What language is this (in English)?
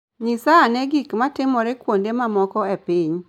Luo (Kenya and Tanzania)